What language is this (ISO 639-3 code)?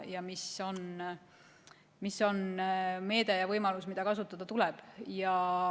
est